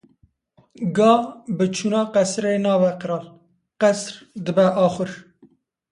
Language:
Kurdish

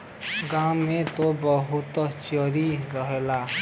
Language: Bhojpuri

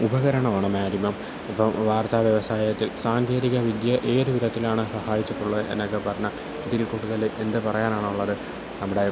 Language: Malayalam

